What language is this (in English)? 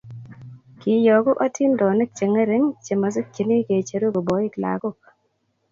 Kalenjin